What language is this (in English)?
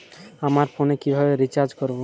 Bangla